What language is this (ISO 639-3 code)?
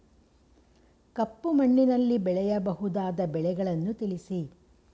kan